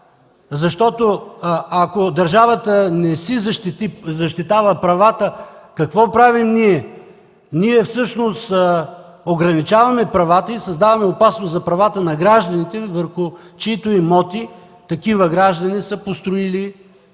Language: Bulgarian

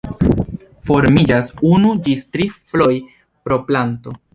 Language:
Esperanto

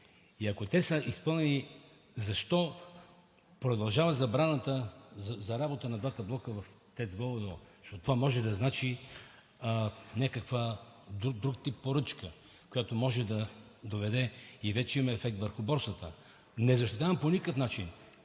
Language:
Bulgarian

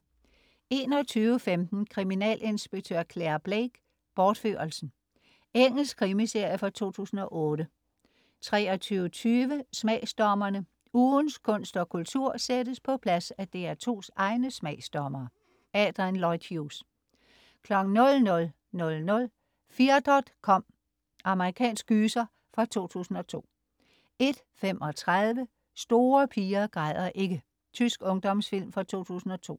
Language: Danish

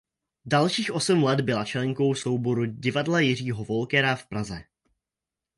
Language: Czech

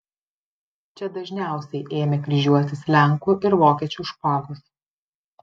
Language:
Lithuanian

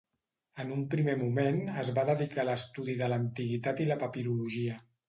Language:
Catalan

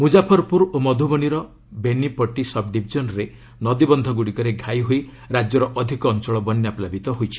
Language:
Odia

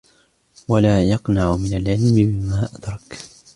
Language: Arabic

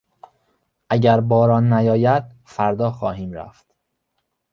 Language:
Persian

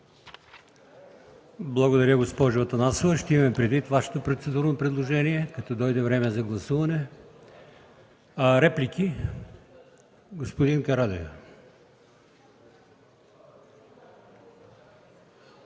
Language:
Bulgarian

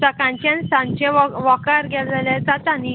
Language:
Konkani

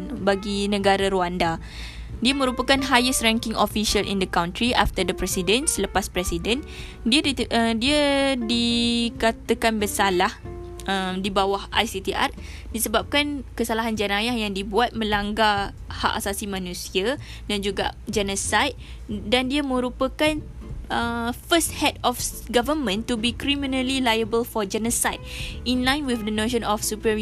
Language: Malay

